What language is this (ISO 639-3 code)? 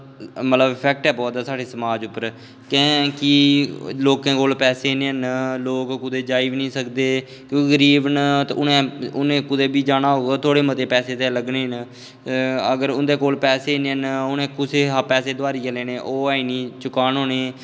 doi